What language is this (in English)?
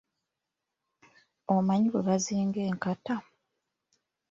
Ganda